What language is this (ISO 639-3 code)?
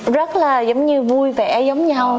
vie